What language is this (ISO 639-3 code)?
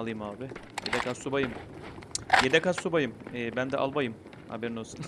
tur